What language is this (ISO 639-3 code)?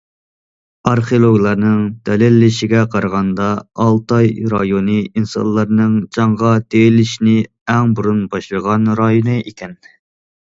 uig